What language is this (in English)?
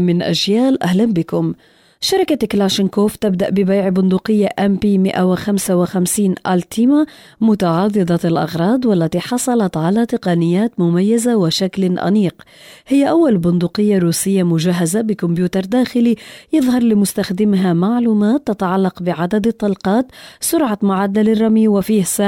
Arabic